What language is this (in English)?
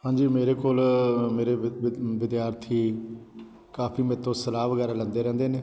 Punjabi